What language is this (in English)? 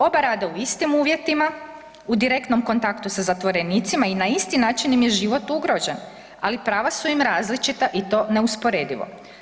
Croatian